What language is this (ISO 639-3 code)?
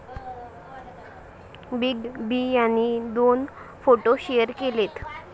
mar